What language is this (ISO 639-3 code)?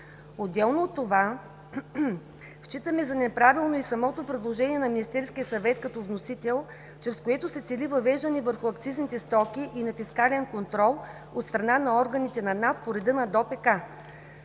bul